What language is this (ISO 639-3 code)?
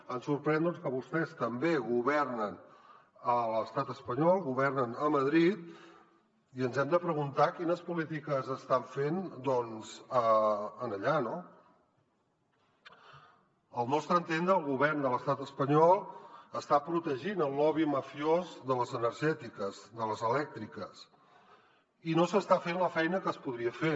cat